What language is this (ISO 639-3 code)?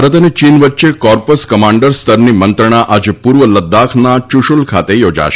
guj